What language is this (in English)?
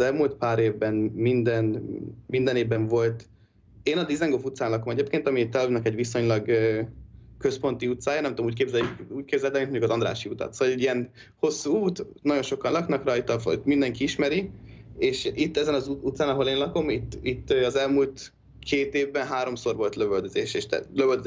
Hungarian